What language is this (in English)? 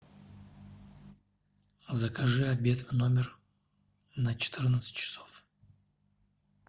Russian